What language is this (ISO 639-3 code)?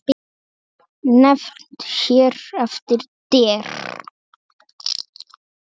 isl